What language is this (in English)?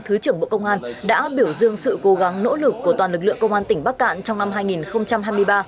Vietnamese